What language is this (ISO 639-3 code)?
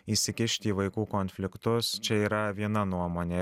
lit